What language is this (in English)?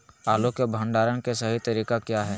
Magahi